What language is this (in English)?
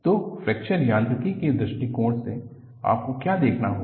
Hindi